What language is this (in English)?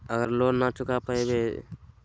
Magahi